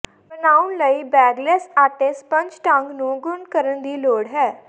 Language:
Punjabi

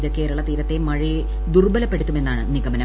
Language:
Malayalam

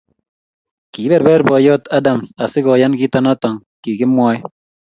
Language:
Kalenjin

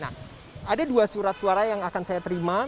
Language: Indonesian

